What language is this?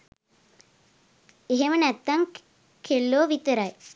Sinhala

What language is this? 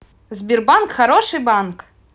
Russian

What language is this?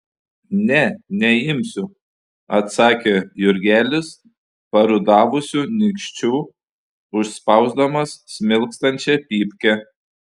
Lithuanian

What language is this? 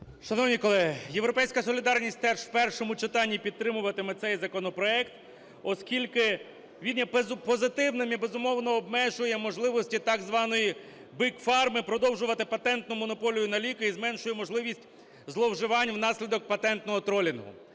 Ukrainian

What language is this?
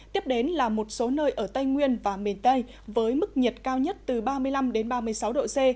Vietnamese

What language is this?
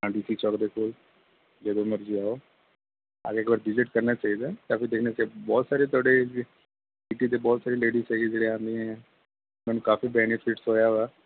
Punjabi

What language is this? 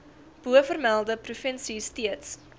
Afrikaans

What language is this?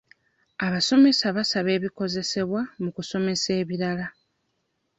Ganda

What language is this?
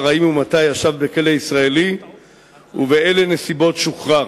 Hebrew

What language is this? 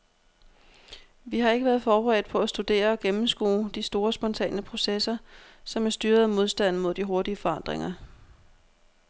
Danish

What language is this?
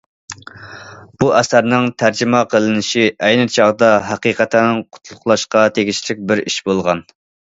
Uyghur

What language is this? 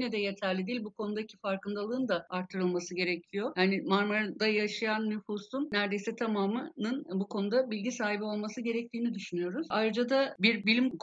Turkish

